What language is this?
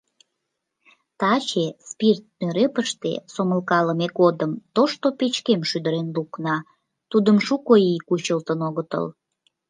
Mari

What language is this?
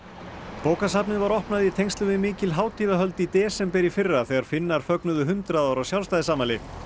Icelandic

